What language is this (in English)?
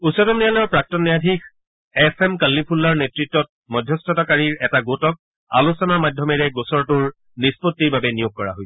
Assamese